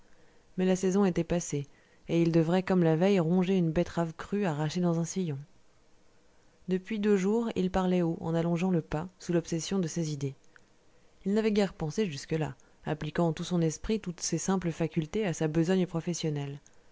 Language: French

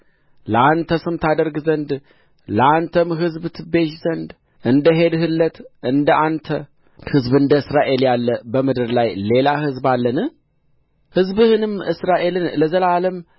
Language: Amharic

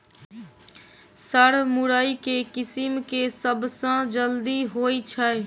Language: Maithili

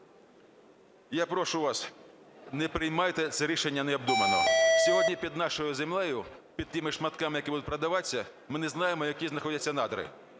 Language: Ukrainian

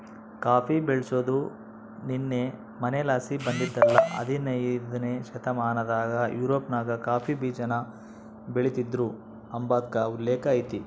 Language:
Kannada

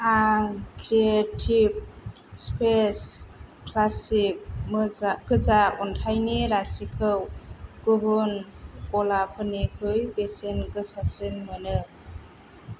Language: Bodo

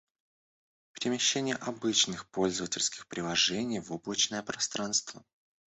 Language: Russian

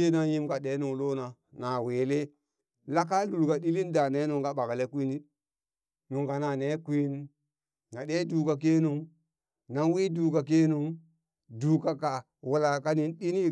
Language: Burak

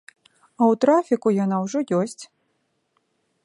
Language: Belarusian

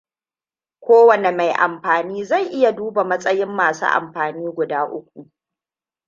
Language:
Hausa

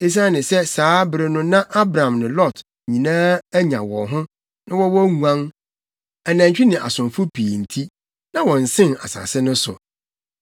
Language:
Akan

